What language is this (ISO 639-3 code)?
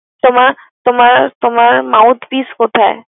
ben